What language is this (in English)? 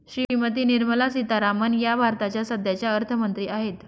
Marathi